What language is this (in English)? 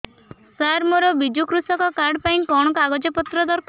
Odia